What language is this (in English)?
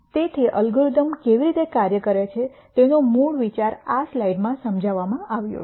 Gujarati